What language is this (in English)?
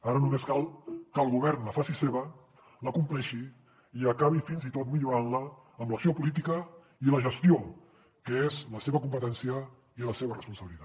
Catalan